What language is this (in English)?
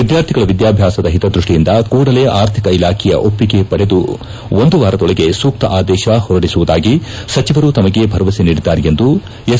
Kannada